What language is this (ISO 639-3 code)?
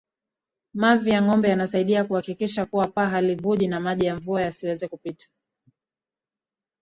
swa